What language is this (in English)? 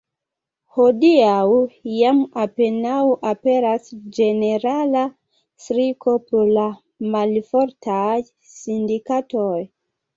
Esperanto